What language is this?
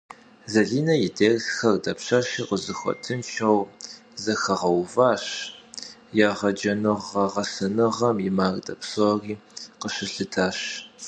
Kabardian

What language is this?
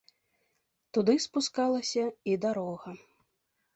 Belarusian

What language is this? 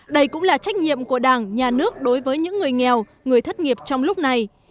Vietnamese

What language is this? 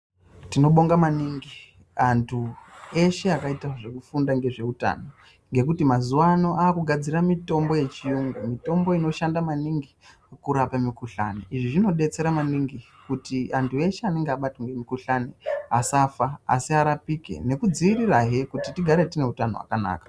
Ndau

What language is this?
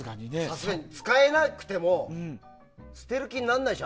Japanese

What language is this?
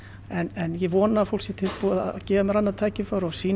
Icelandic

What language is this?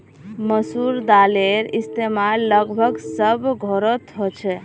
Magahi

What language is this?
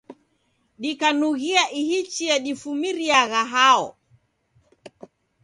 Taita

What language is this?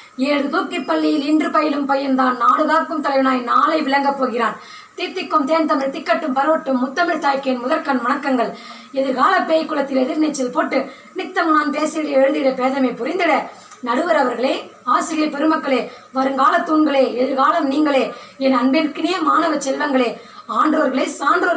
Tamil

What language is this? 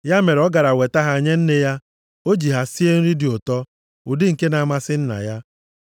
Igbo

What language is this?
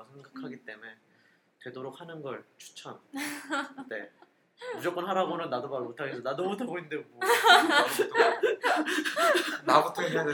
Korean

